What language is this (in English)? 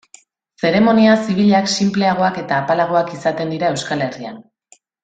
Basque